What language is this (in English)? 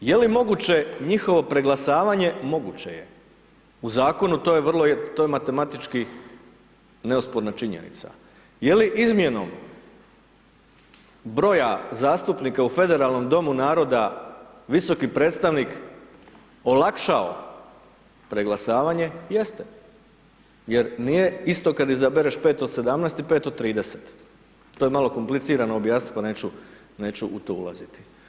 Croatian